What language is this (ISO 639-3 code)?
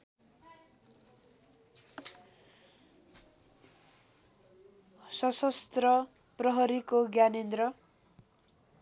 nep